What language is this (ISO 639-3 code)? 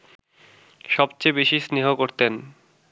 ben